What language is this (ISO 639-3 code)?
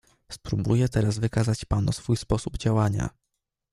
pol